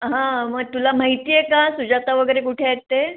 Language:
Marathi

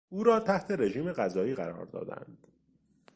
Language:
Persian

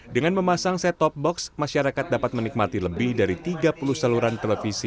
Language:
Indonesian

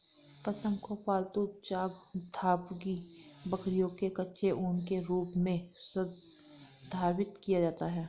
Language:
Hindi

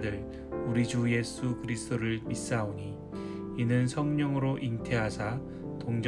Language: Korean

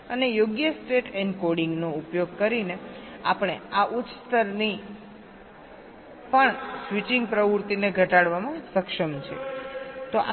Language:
Gujarati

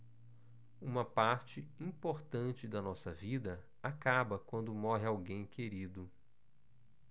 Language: Portuguese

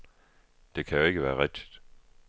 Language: Danish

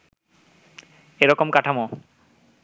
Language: Bangla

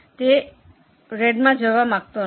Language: Gujarati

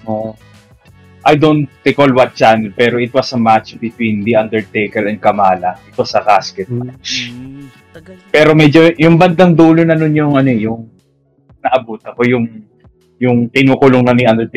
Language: Filipino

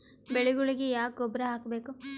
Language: Kannada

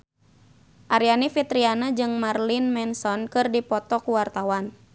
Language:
Sundanese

